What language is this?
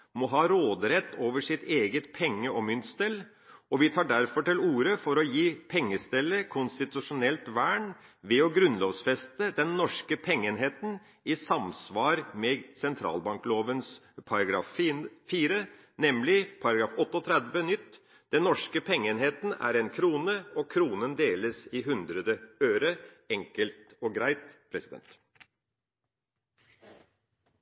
Norwegian Bokmål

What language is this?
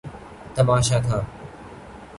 Urdu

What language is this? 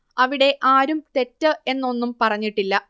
Malayalam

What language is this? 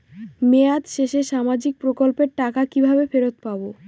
Bangla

